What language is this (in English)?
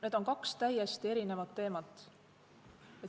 Estonian